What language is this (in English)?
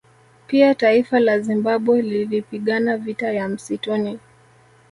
Swahili